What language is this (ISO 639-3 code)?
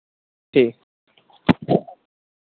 doi